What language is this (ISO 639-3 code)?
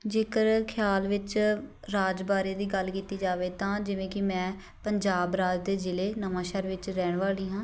pan